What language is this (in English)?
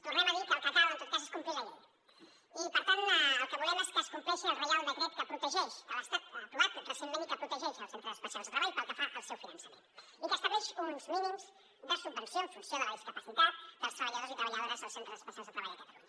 Catalan